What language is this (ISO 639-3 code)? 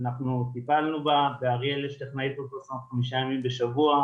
heb